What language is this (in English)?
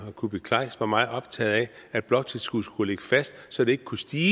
Danish